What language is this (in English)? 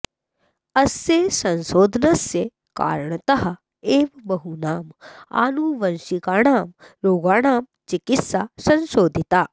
Sanskrit